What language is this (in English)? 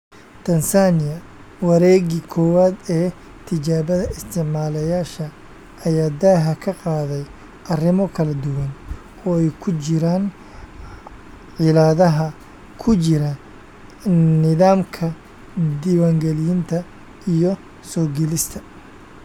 Somali